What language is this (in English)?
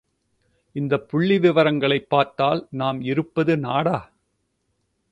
Tamil